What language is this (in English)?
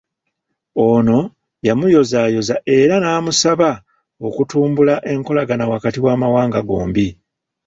Ganda